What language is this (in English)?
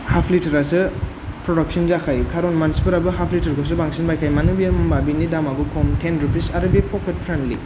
Bodo